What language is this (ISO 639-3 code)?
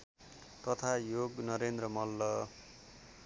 nep